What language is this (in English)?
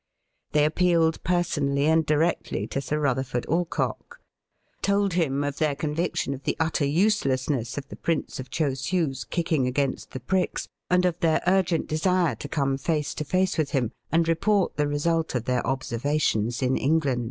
English